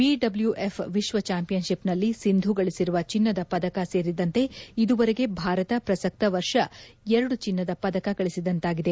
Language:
Kannada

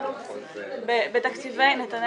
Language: Hebrew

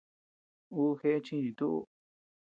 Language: Tepeuxila Cuicatec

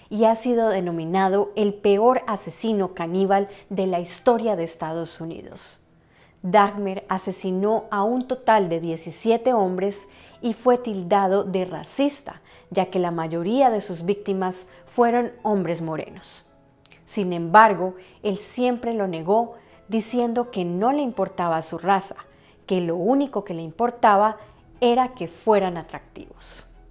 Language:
Spanish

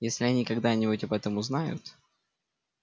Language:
Russian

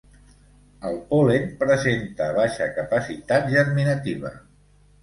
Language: Catalan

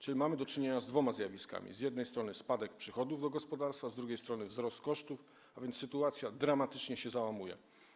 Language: Polish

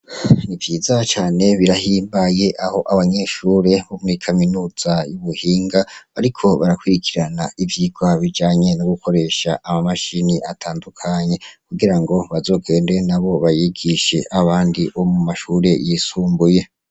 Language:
Rundi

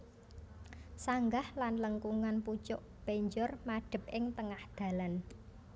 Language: Javanese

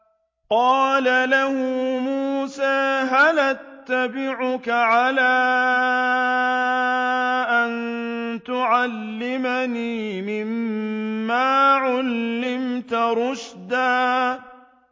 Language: Arabic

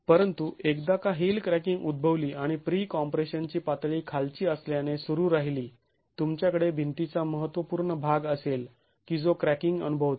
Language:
Marathi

